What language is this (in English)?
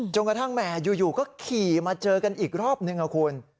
Thai